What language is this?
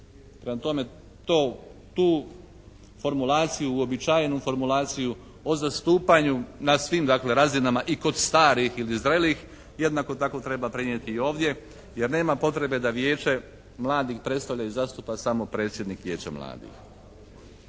Croatian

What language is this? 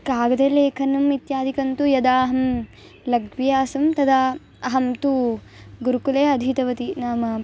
Sanskrit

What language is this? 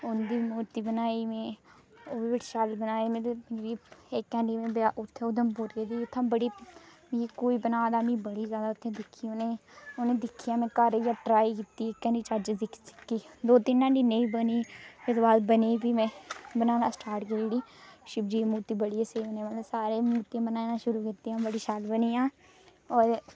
Dogri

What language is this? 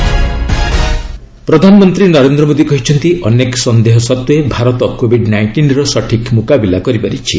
Odia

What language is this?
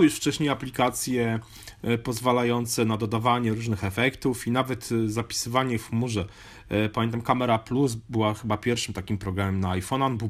Polish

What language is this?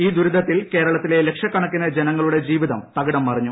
Malayalam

